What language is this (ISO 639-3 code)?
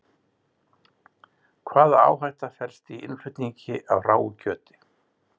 isl